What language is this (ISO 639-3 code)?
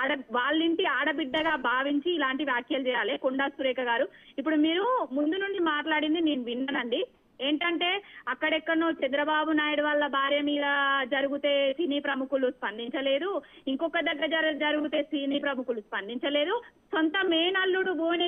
tel